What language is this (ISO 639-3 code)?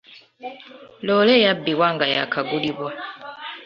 lug